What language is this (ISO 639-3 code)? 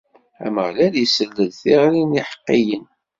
kab